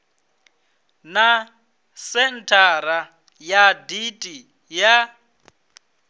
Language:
Venda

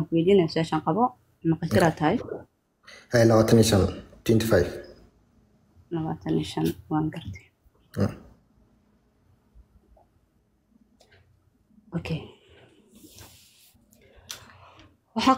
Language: Arabic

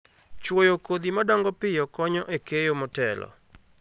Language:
Luo (Kenya and Tanzania)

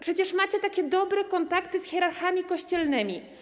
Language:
Polish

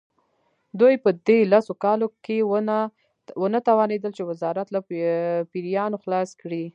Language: Pashto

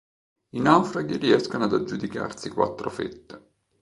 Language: Italian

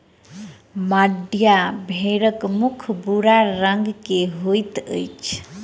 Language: Maithili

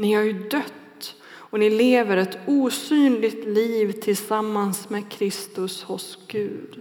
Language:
Swedish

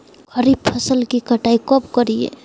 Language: Magahi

